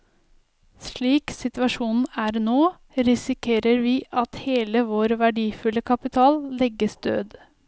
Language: Norwegian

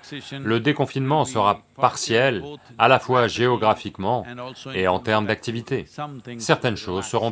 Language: French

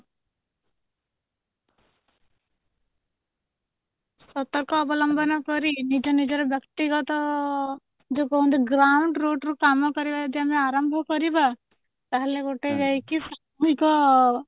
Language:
Odia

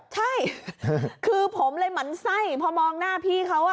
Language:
Thai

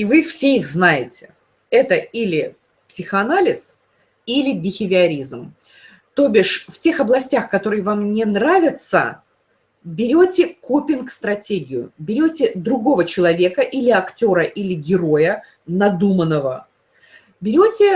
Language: Russian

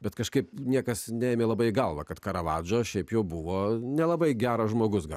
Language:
Lithuanian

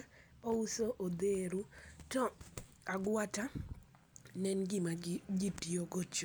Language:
Luo (Kenya and Tanzania)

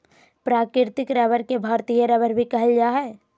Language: Magahi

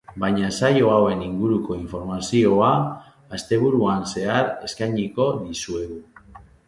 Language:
Basque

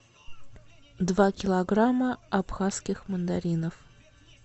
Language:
Russian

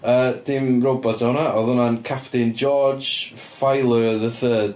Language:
Welsh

